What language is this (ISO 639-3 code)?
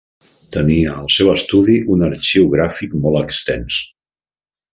cat